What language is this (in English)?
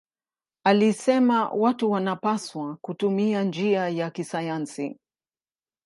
Swahili